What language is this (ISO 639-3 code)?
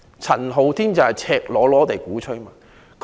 yue